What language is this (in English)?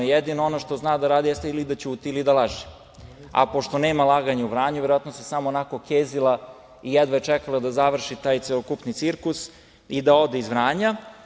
Serbian